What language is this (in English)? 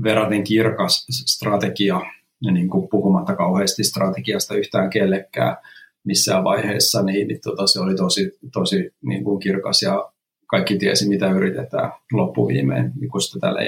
Finnish